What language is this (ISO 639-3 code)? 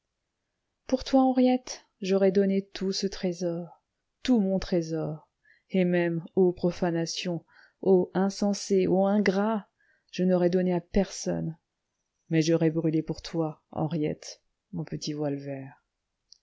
fra